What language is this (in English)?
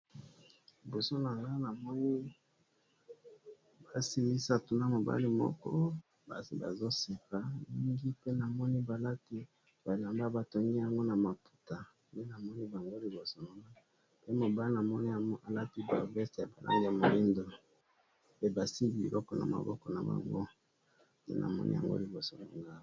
Lingala